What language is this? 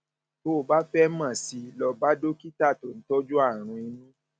Yoruba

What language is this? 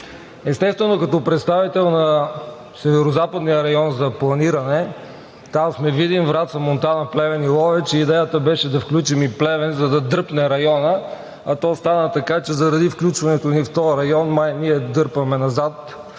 Bulgarian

